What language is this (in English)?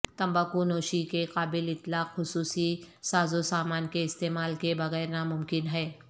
Urdu